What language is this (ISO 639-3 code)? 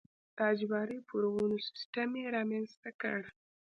pus